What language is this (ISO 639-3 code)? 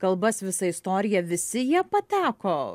lit